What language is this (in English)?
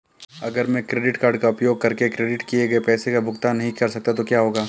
Hindi